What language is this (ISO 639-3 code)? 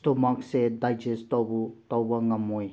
mni